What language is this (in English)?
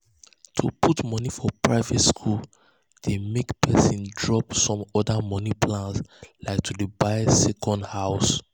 Nigerian Pidgin